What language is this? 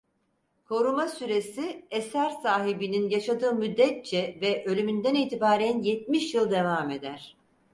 Turkish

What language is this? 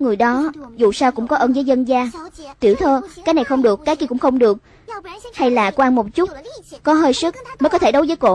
Vietnamese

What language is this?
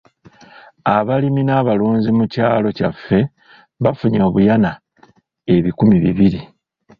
Ganda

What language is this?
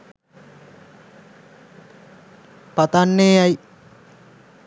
Sinhala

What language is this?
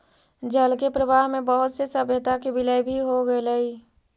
Magahi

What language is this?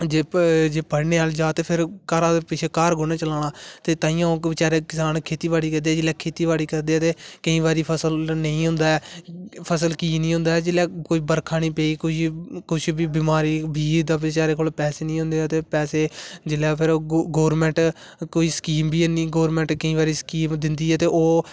Dogri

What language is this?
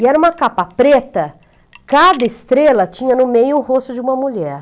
Portuguese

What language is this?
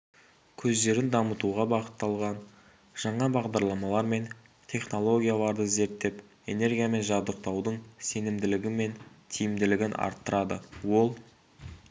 Kazakh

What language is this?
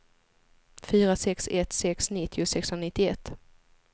Swedish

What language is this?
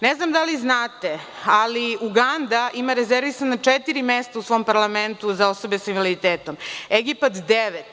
Serbian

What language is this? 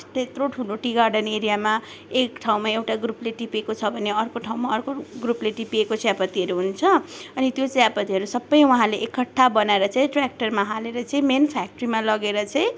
Nepali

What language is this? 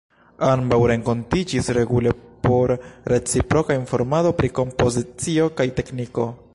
Esperanto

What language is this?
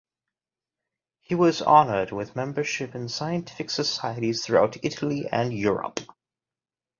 English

